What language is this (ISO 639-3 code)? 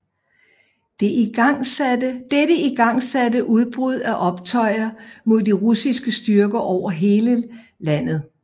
dan